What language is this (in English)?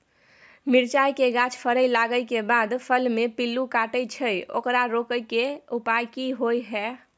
Maithili